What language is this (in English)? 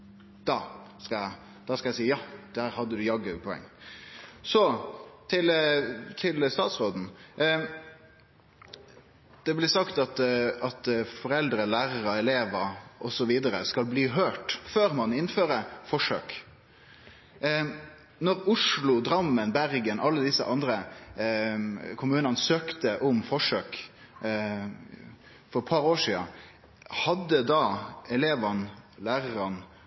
Norwegian Nynorsk